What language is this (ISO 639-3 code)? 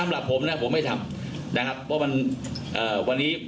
tha